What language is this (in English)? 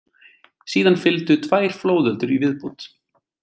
Icelandic